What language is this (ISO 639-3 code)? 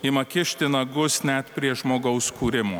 lit